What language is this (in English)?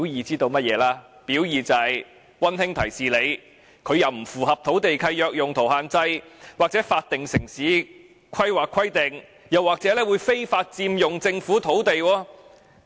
Cantonese